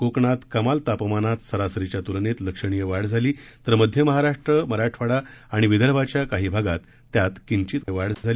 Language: Marathi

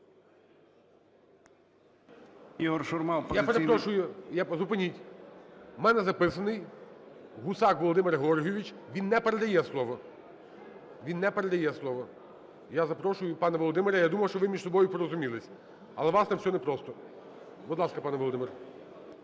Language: Ukrainian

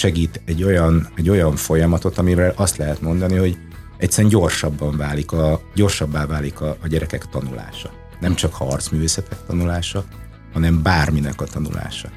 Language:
Hungarian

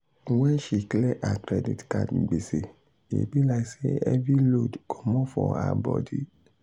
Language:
Nigerian Pidgin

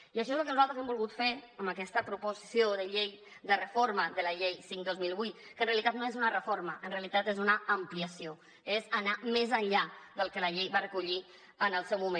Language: Catalan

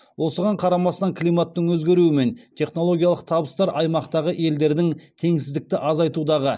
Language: Kazakh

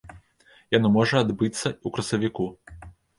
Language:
Belarusian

